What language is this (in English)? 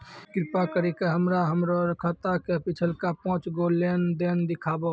Maithili